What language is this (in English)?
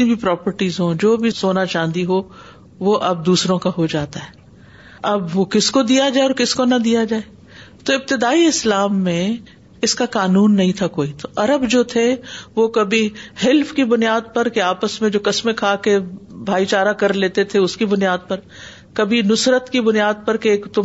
Urdu